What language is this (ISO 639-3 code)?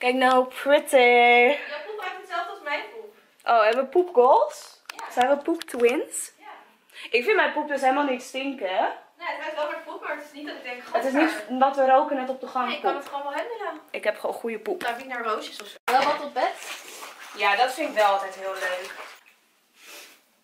nld